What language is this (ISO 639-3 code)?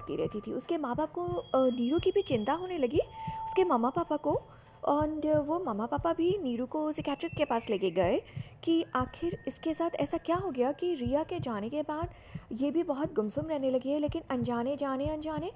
hin